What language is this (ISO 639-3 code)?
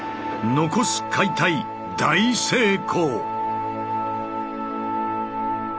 jpn